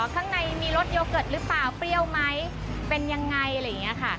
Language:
Thai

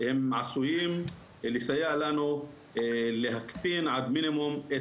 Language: Hebrew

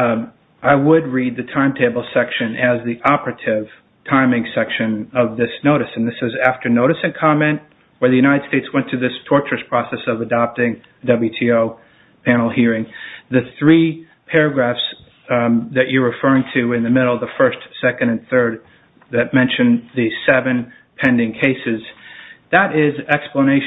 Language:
English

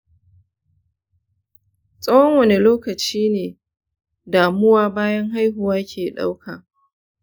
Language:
Hausa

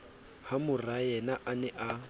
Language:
Southern Sotho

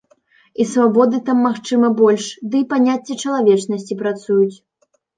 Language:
Belarusian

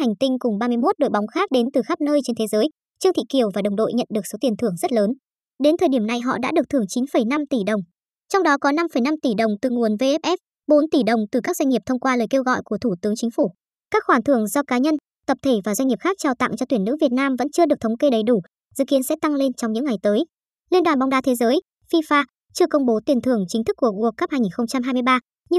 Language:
Vietnamese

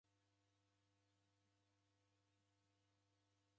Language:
Taita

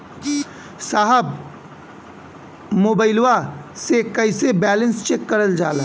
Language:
Bhojpuri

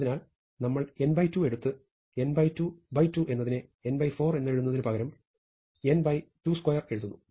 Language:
Malayalam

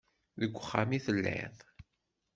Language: Kabyle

